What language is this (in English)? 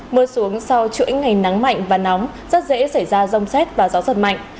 Vietnamese